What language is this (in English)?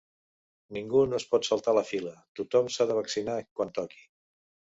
Catalan